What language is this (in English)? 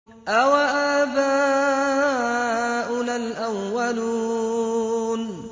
Arabic